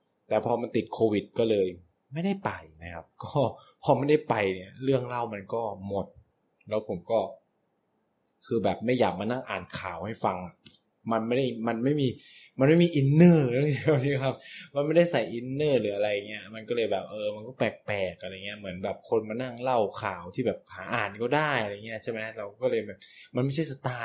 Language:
Thai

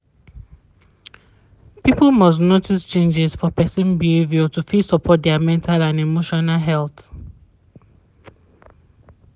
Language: Nigerian Pidgin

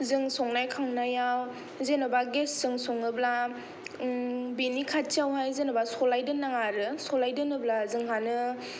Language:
Bodo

